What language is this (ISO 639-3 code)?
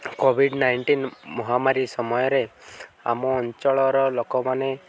ori